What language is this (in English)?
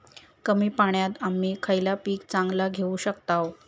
Marathi